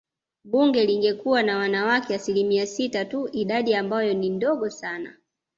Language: Swahili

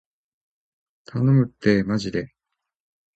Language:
Japanese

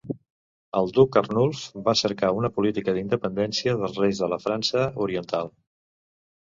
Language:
Catalan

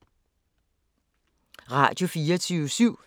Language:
Danish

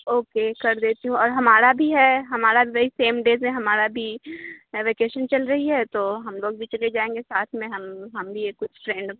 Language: Urdu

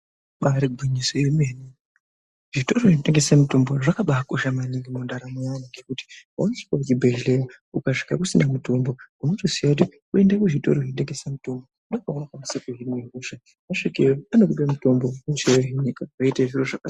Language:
Ndau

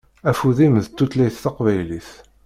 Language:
Kabyle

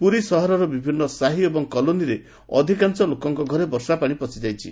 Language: Odia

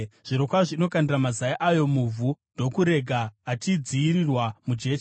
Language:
Shona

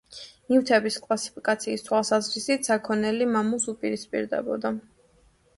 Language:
Georgian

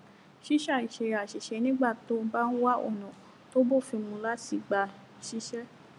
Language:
Yoruba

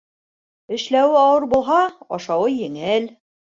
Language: Bashkir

